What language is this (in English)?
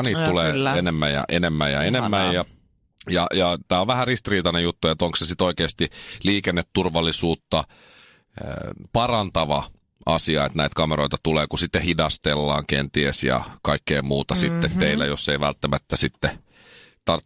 Finnish